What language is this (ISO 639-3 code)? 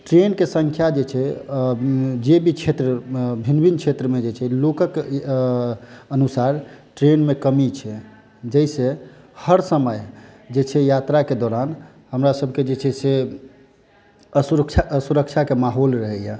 mai